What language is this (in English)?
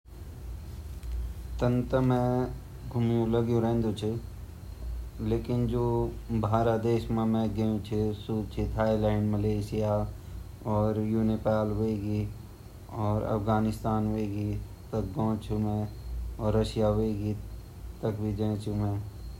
Garhwali